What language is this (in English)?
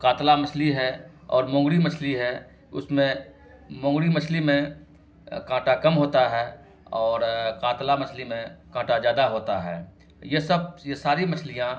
Urdu